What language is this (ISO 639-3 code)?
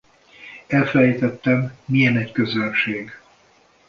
hun